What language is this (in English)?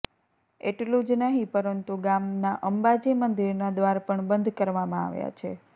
Gujarati